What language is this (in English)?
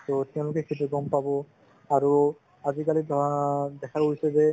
Assamese